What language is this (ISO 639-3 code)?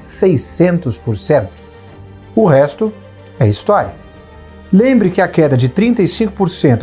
por